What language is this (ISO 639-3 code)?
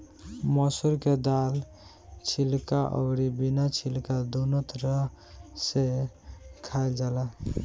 bho